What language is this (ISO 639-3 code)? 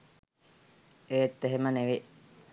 sin